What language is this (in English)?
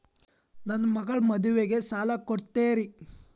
Kannada